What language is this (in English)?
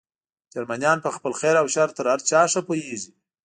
Pashto